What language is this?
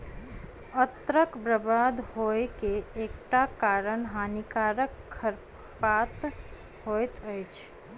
Maithili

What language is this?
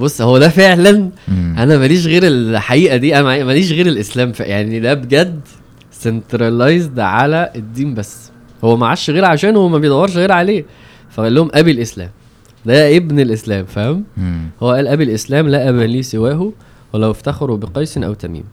Arabic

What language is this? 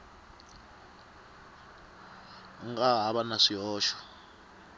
Tsonga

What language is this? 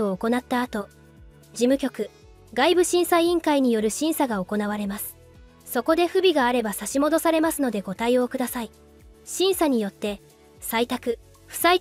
Japanese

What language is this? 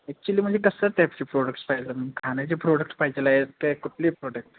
Marathi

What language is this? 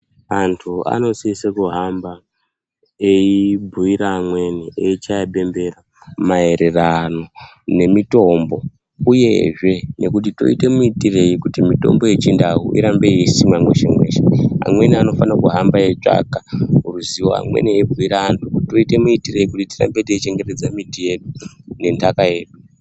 Ndau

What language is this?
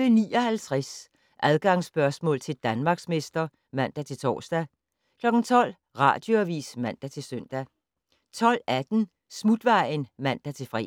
Danish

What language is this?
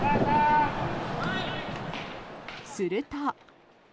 Japanese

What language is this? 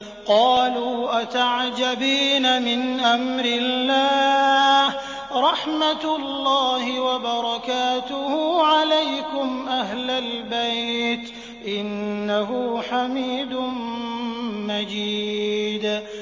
Arabic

